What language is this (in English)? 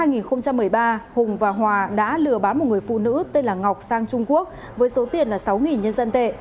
Vietnamese